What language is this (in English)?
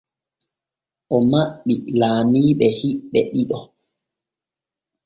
Borgu Fulfulde